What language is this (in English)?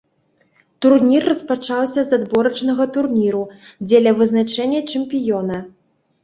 Belarusian